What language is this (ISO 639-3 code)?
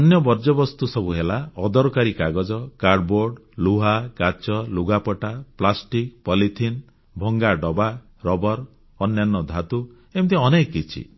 ori